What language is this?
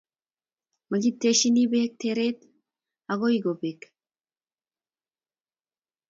Kalenjin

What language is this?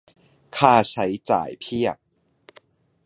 Thai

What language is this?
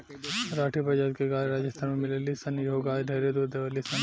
Bhojpuri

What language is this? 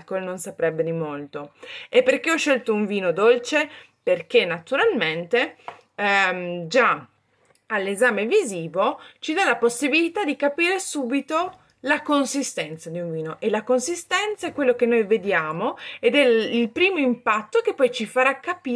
Italian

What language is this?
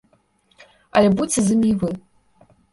Belarusian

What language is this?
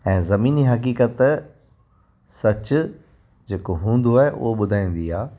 Sindhi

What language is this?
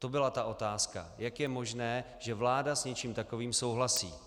Czech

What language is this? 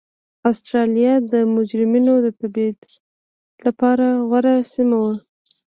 Pashto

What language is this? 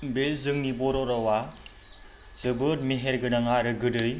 Bodo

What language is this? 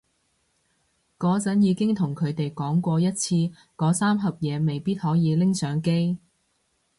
Cantonese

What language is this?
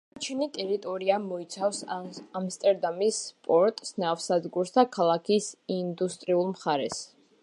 Georgian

